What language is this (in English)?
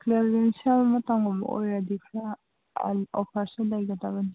Manipuri